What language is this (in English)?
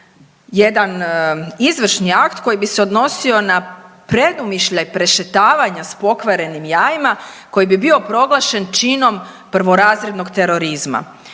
Croatian